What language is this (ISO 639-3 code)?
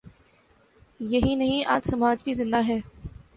urd